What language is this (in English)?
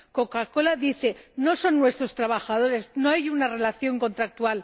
Spanish